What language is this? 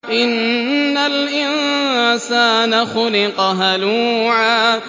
Arabic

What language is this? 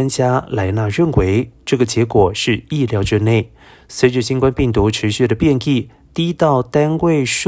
Chinese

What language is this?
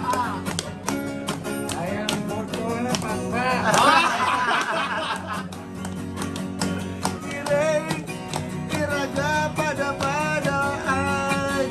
Indonesian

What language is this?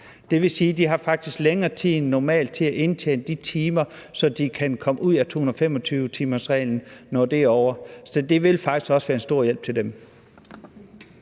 Danish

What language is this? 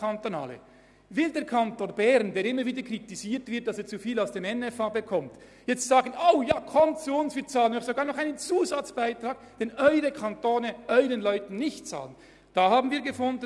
Swiss German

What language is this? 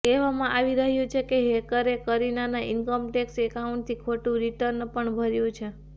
Gujarati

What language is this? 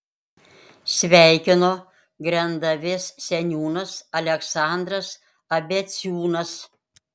Lithuanian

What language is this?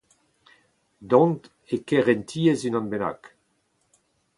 Breton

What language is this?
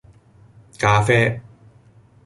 Cantonese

